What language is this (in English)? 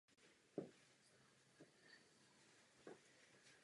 Czech